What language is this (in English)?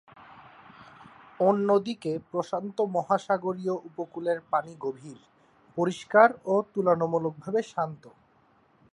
Bangla